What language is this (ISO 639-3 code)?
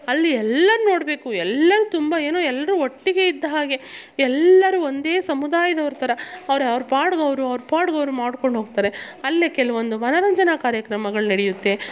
kan